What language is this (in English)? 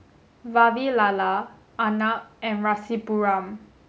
English